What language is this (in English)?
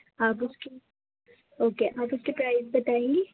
Urdu